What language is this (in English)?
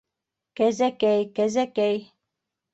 Bashkir